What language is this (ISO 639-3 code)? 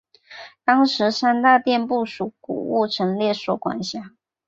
zho